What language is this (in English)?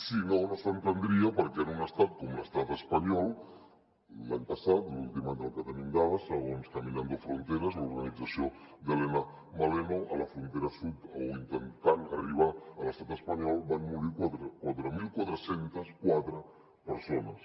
Catalan